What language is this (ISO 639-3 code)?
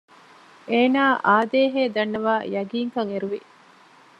div